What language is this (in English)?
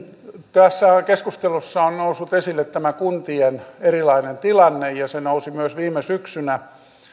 Finnish